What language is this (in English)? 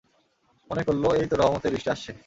Bangla